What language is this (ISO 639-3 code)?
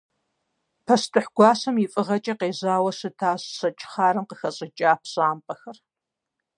kbd